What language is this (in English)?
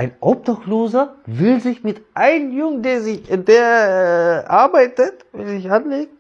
German